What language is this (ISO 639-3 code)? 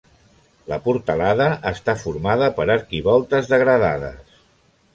cat